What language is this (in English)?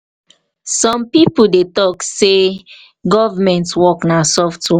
Nigerian Pidgin